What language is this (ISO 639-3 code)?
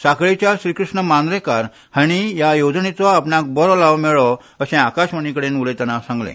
kok